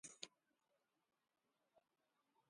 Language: Yanahuanca Pasco Quechua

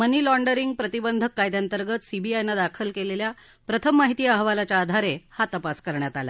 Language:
Marathi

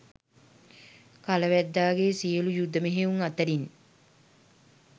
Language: Sinhala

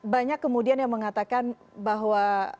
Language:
Indonesian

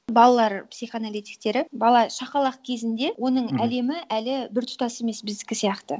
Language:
Kazakh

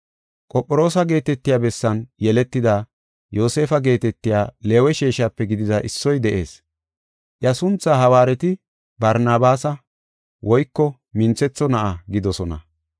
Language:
Gofa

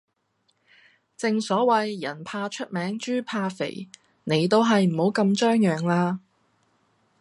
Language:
Cantonese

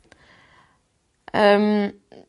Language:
Welsh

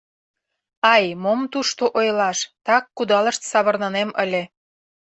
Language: Mari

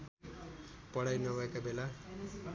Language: Nepali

